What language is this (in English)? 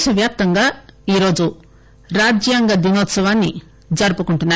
Telugu